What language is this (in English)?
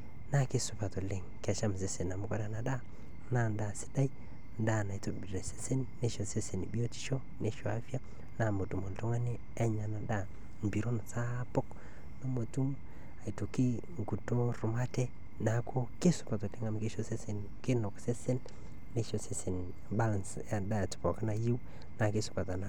Masai